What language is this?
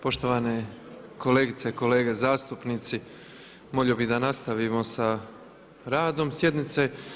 Croatian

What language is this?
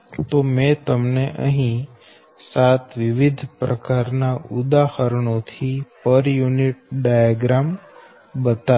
Gujarati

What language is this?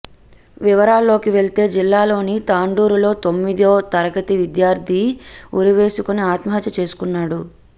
Telugu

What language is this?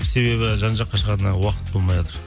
Kazakh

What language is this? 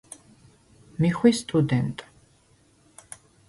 Svan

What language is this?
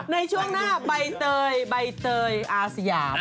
Thai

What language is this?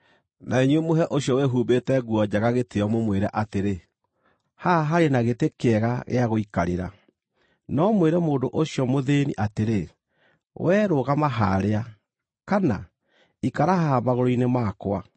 Kikuyu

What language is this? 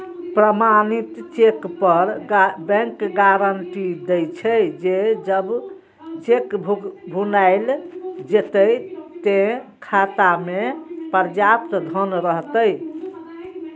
Maithili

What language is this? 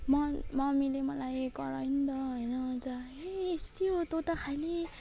Nepali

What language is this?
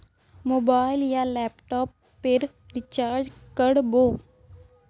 Magahi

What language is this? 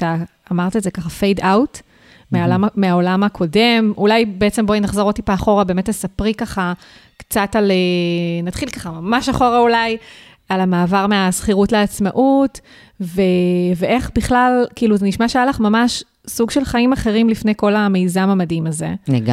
Hebrew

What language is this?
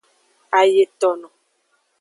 Aja (Benin)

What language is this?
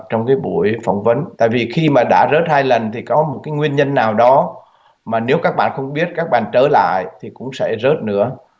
Vietnamese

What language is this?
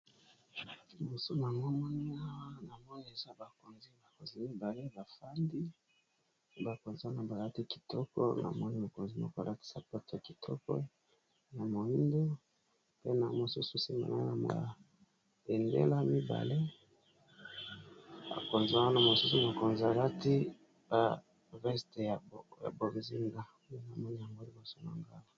Lingala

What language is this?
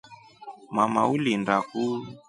Rombo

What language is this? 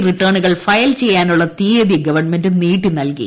Malayalam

